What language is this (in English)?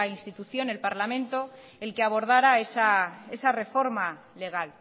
Spanish